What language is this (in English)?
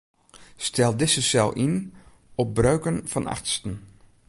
Western Frisian